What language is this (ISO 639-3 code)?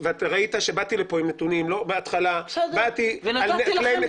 heb